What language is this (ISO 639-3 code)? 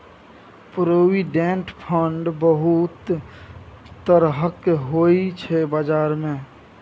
mai